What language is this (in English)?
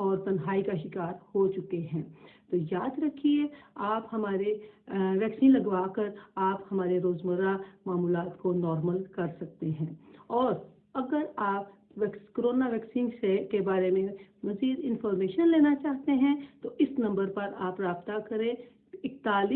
Danish